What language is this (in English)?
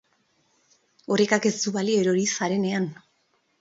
Basque